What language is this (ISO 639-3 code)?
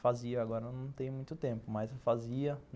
por